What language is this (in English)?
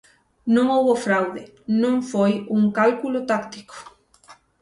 Galician